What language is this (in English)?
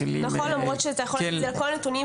Hebrew